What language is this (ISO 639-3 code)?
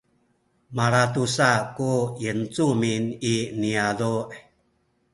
szy